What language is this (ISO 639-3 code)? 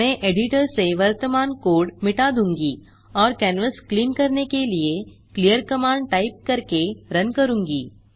hin